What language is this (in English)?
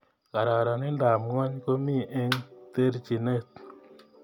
Kalenjin